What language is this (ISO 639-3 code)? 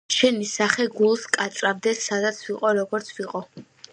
kat